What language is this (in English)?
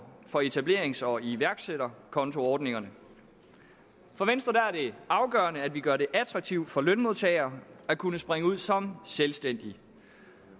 Danish